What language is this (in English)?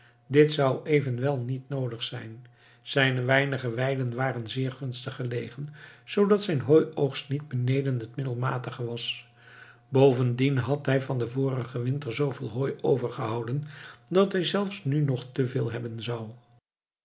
Dutch